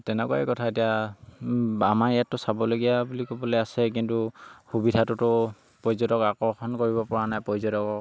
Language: Assamese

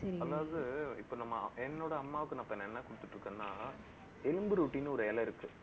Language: Tamil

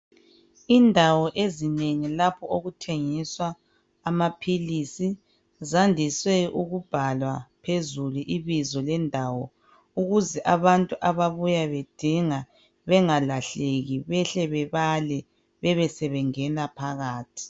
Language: North Ndebele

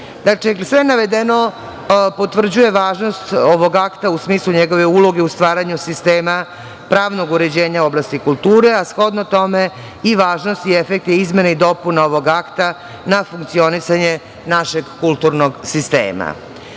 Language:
Serbian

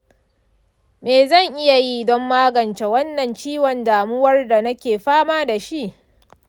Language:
Hausa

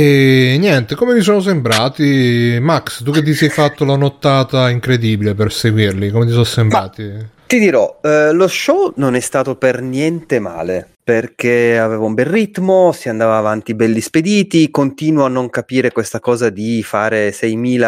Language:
Italian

